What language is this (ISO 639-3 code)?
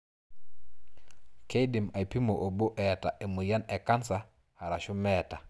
mas